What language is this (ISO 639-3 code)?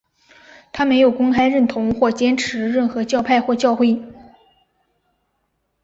zho